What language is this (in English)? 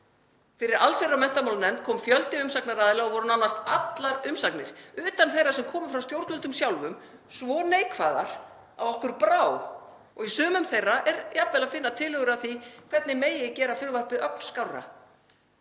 Icelandic